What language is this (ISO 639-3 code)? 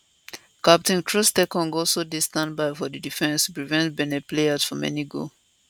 pcm